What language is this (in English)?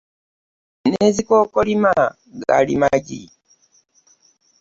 Ganda